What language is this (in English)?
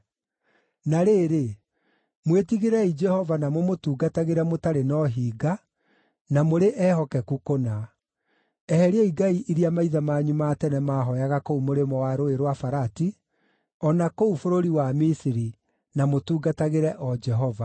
Kikuyu